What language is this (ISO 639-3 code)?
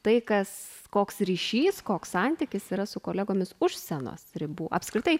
lit